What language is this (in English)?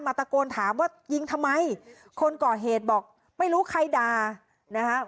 Thai